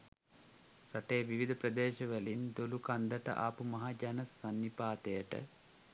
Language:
Sinhala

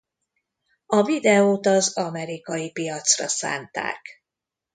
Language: Hungarian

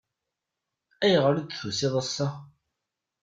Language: Kabyle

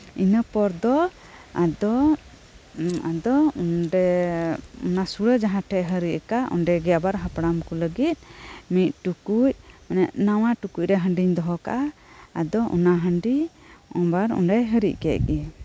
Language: Santali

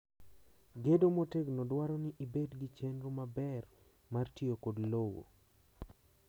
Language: Luo (Kenya and Tanzania)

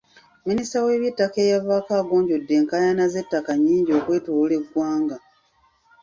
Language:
Ganda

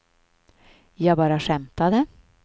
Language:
Swedish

